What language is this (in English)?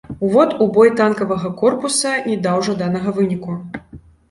Belarusian